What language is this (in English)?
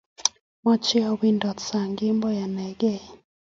Kalenjin